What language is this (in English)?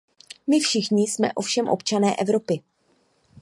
Czech